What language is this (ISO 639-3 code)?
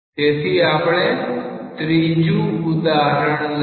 guj